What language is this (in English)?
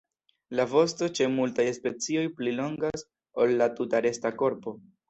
Esperanto